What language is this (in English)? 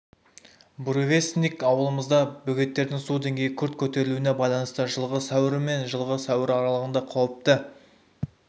Kazakh